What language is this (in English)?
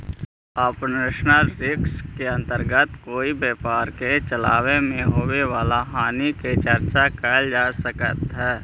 Magahi